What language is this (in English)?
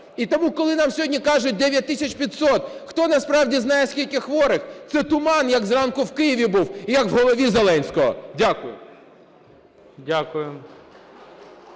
Ukrainian